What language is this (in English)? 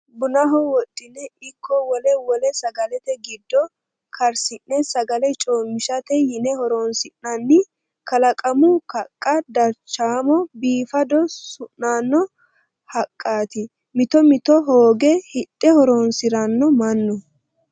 Sidamo